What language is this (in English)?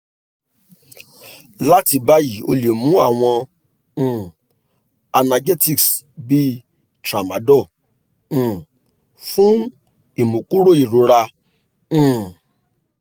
Yoruba